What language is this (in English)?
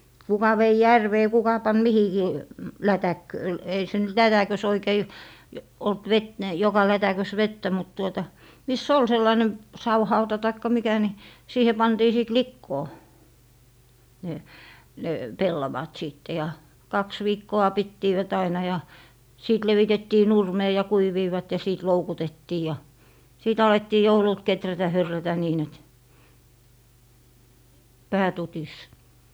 Finnish